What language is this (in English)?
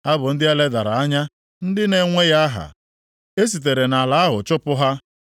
Igbo